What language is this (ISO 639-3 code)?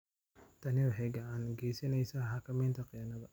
som